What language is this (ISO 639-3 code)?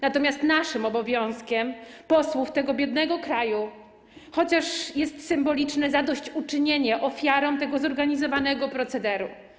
pol